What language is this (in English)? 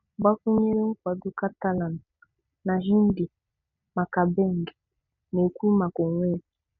Igbo